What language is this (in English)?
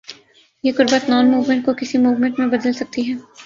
Urdu